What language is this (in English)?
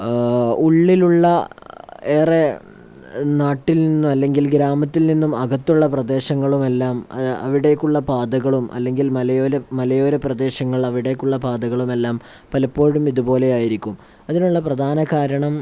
Malayalam